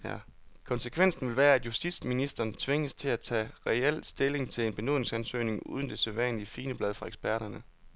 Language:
Danish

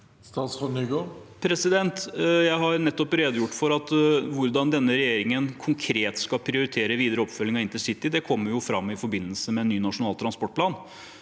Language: Norwegian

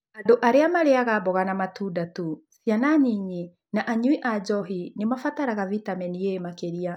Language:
Kikuyu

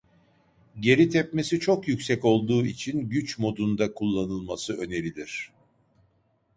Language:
Turkish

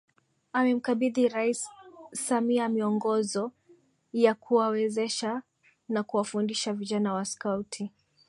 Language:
Swahili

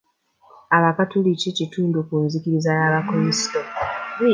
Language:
Ganda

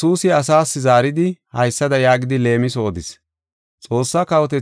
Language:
Gofa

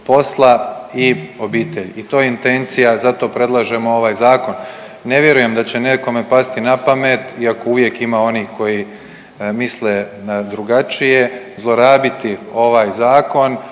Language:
Croatian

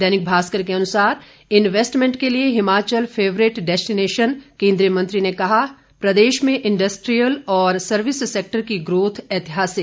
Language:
Hindi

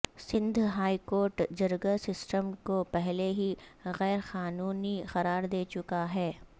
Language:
Urdu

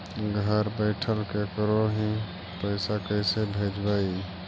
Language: Magahi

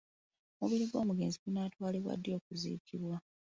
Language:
Ganda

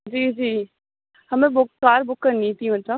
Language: Urdu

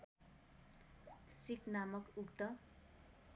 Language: Nepali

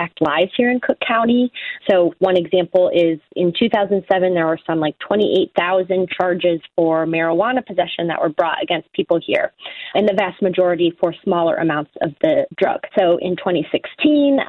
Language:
English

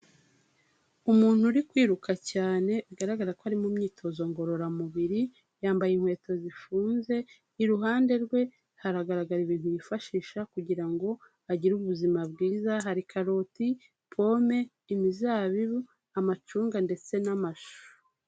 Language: Kinyarwanda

